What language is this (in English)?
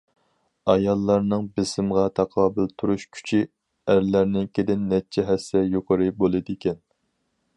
Uyghur